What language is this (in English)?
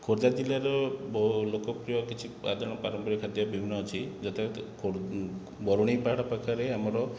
Odia